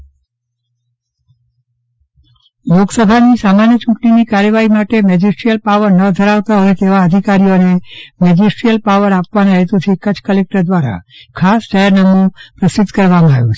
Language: Gujarati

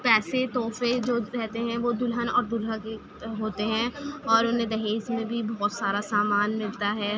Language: Urdu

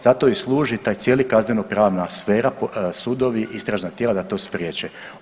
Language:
Croatian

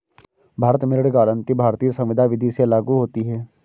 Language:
Hindi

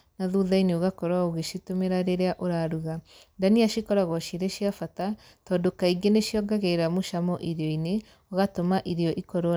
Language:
Kikuyu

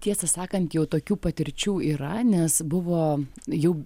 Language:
Lithuanian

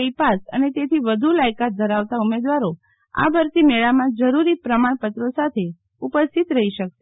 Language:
Gujarati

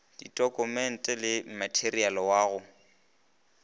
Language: Northern Sotho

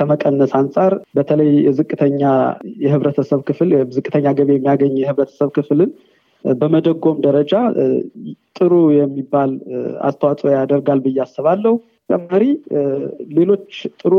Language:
Amharic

